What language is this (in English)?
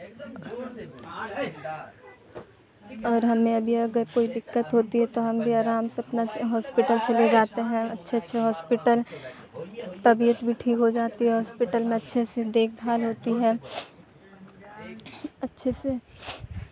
Urdu